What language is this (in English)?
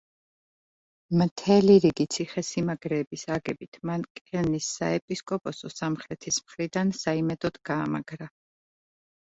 Georgian